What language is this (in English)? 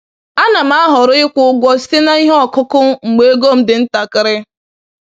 Igbo